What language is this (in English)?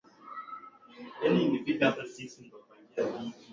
Swahili